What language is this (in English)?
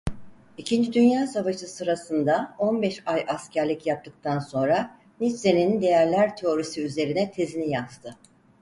Turkish